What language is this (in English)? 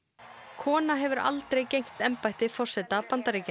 Icelandic